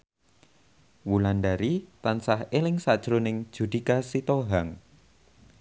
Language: Javanese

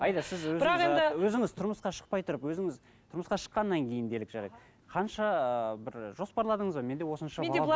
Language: Kazakh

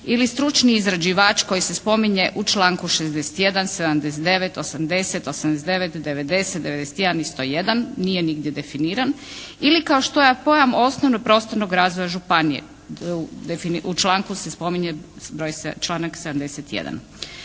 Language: Croatian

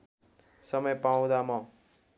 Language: Nepali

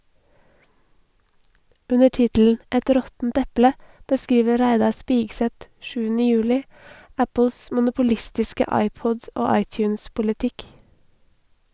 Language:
Norwegian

